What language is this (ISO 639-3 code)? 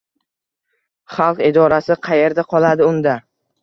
uzb